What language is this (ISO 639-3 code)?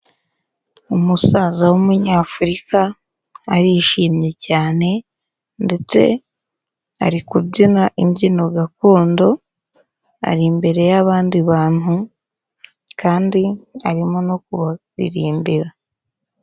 kin